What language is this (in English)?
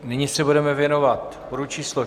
Czech